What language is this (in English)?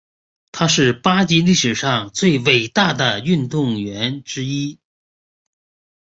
Chinese